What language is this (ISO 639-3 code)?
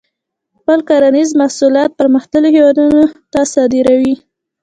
pus